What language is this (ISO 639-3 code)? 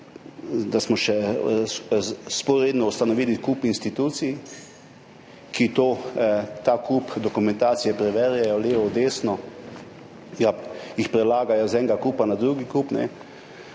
slv